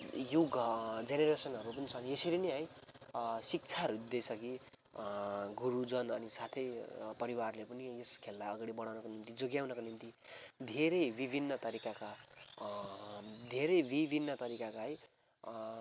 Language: Nepali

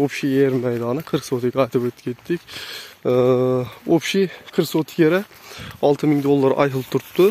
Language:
Turkish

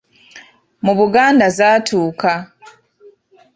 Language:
Ganda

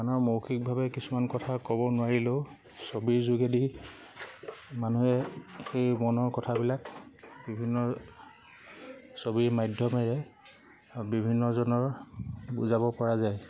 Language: Assamese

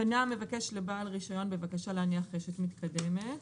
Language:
Hebrew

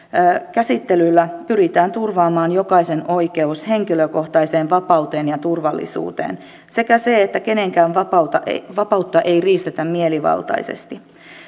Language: Finnish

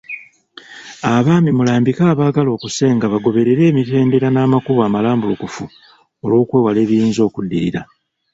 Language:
Ganda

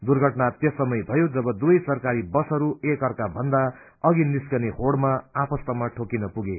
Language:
Nepali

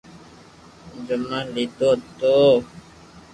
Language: Loarki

